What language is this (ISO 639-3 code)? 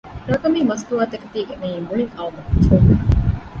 div